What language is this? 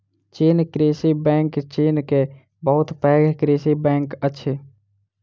Maithili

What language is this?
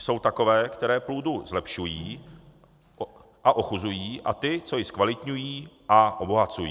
Czech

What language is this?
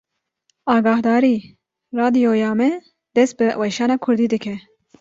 Kurdish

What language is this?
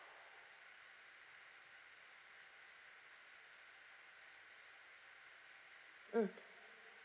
English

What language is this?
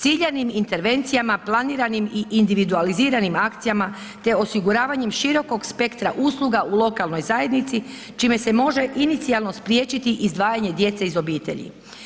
Croatian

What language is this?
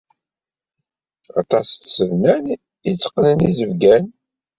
Kabyle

